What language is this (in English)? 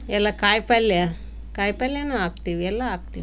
Kannada